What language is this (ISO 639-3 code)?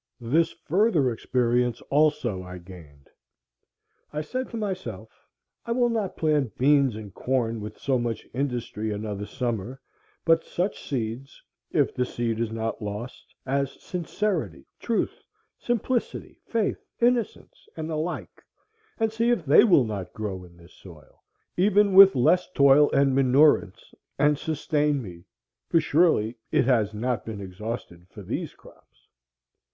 eng